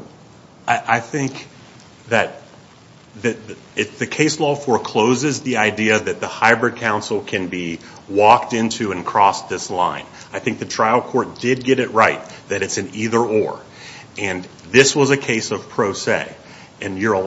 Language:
English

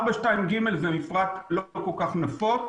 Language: Hebrew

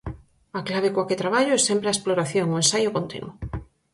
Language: Galician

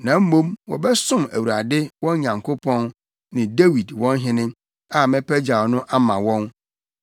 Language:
Akan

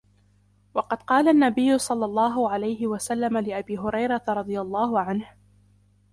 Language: Arabic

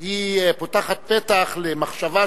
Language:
Hebrew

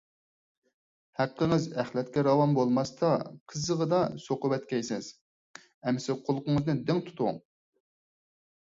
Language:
Uyghur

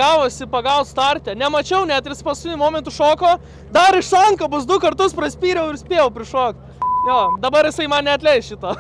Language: Lithuanian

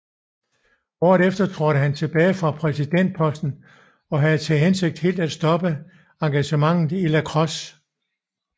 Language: Danish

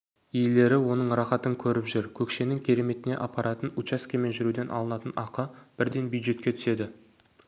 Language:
Kazakh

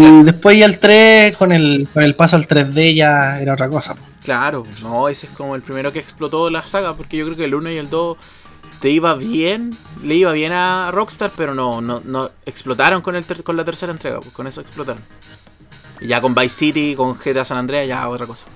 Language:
Spanish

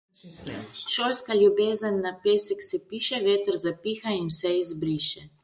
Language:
Slovenian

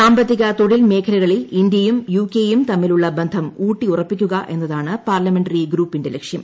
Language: Malayalam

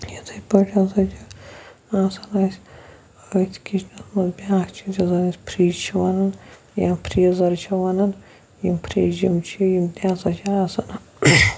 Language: Kashmiri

